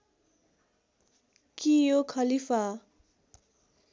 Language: Nepali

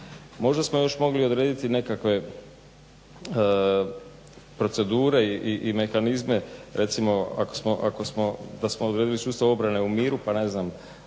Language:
Croatian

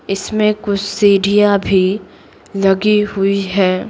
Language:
Hindi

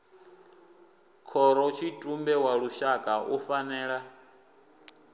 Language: Venda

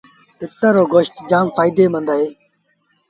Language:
Sindhi Bhil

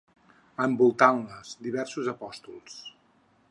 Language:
Catalan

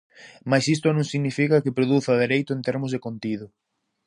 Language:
Galician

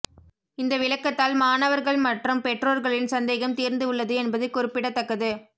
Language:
Tamil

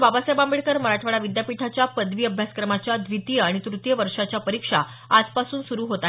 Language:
Marathi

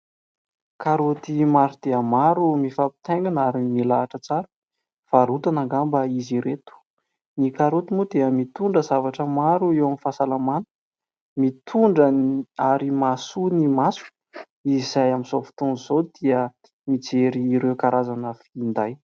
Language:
Malagasy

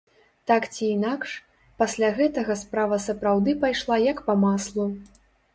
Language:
Belarusian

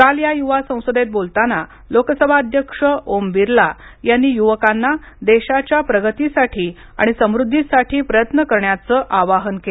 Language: Marathi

